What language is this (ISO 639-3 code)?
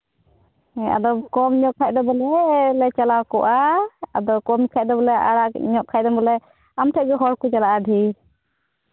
sat